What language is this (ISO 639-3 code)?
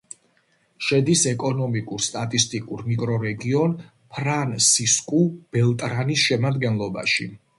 kat